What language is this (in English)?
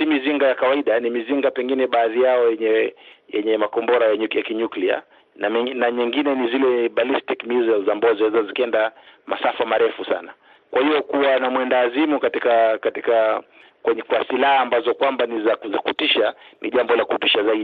Swahili